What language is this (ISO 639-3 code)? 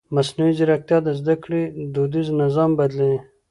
pus